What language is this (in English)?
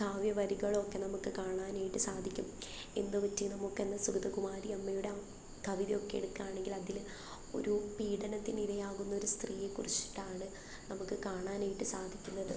Malayalam